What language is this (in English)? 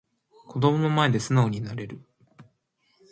Japanese